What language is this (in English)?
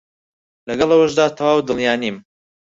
Central Kurdish